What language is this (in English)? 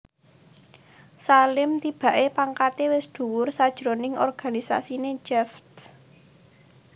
Javanese